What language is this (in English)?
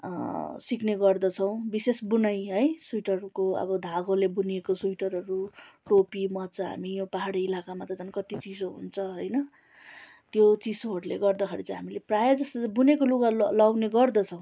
Nepali